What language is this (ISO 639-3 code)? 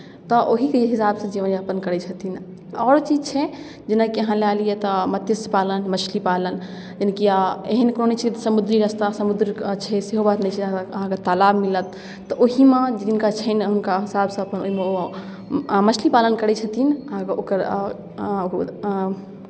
mai